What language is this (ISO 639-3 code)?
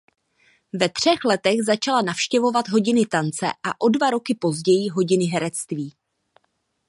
ces